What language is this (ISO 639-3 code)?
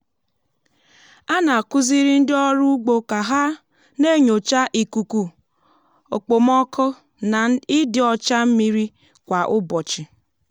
ibo